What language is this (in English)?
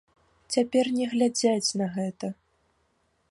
Belarusian